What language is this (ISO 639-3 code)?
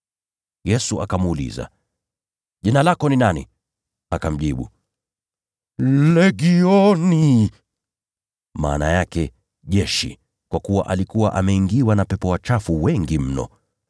swa